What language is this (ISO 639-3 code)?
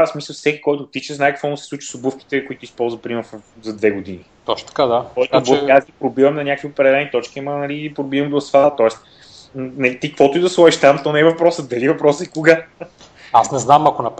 bul